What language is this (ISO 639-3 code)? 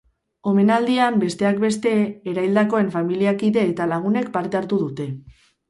eus